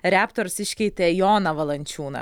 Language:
Lithuanian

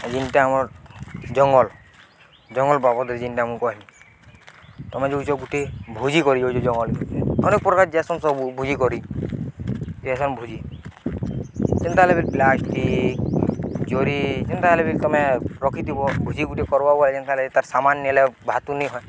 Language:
Odia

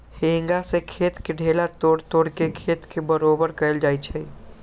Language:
Magahi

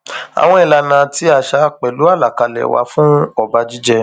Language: Yoruba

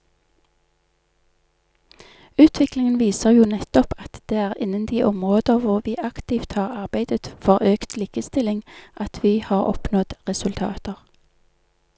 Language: Norwegian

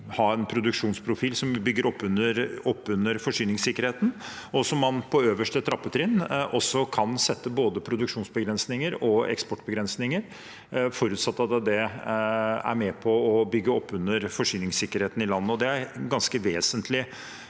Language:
Norwegian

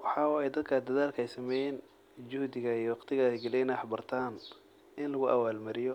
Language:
Somali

